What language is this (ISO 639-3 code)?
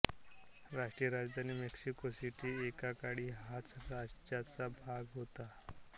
mar